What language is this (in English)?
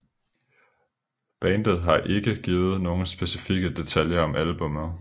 Danish